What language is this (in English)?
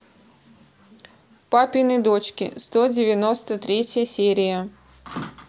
Russian